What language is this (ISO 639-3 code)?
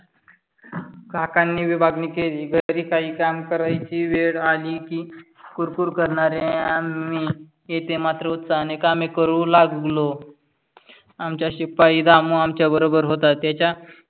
mar